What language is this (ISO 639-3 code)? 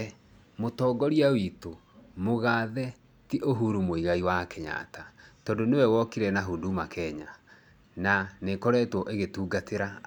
kik